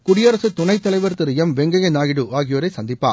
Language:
Tamil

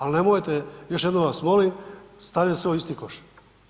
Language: Croatian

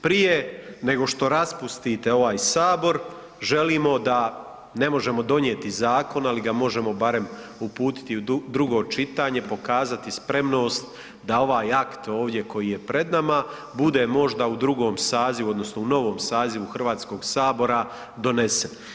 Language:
Croatian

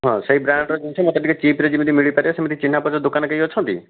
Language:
Odia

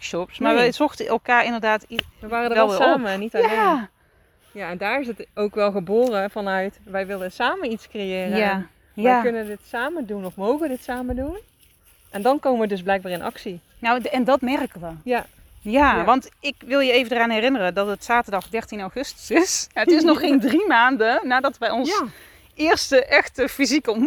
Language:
Dutch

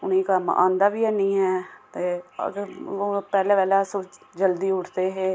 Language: Dogri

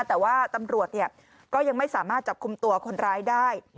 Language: Thai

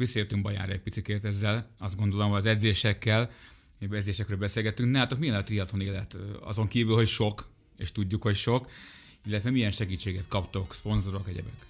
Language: Hungarian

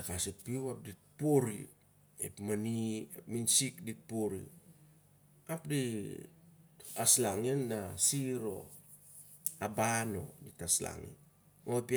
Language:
Siar-Lak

